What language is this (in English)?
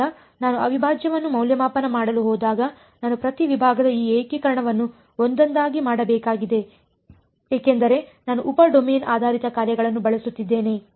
Kannada